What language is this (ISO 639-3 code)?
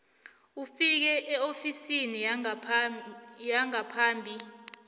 nbl